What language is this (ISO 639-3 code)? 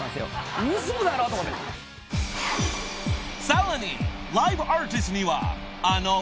jpn